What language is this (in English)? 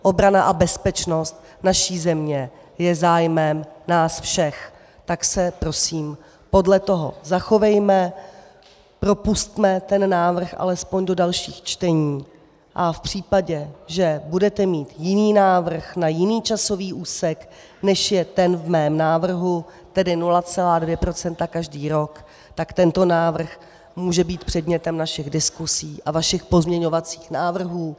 Czech